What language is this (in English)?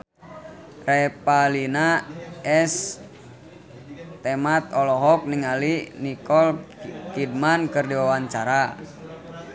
Sundanese